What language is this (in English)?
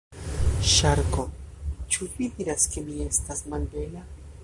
Esperanto